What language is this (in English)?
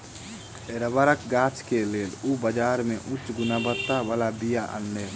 Maithili